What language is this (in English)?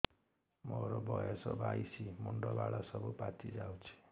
Odia